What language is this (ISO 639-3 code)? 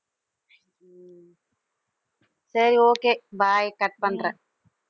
tam